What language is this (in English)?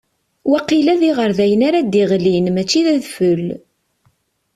Kabyle